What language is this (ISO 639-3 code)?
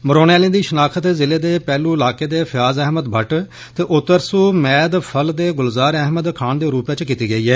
doi